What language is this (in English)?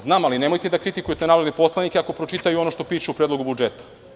Serbian